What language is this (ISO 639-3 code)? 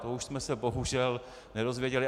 ces